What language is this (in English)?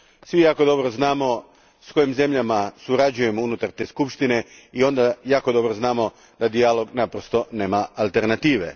Croatian